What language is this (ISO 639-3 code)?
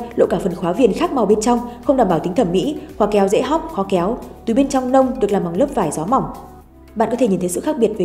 vie